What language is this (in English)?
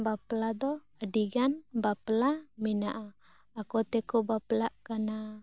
Santali